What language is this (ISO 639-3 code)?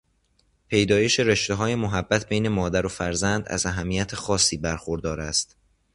fas